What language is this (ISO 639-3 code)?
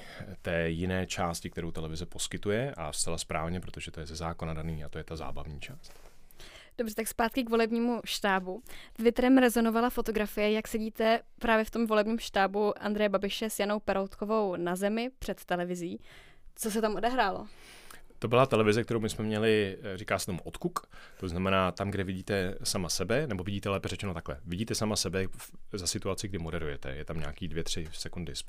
ces